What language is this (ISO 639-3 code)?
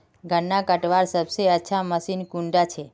mag